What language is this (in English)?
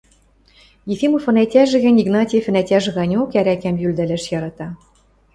Western Mari